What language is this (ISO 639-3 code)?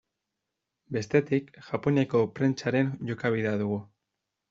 eus